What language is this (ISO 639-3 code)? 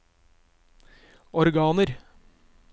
nor